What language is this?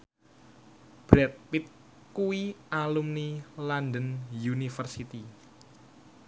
Javanese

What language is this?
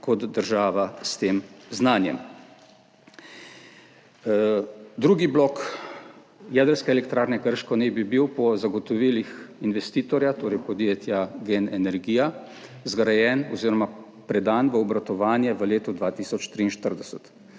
Slovenian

